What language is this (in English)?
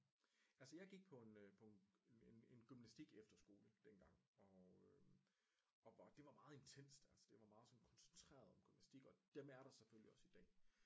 Danish